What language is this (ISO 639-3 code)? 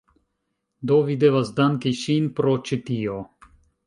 epo